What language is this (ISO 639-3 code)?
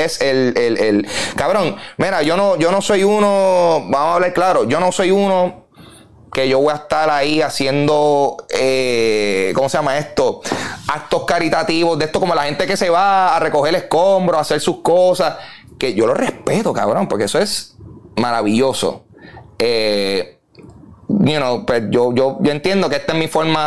spa